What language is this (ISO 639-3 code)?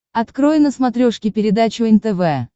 rus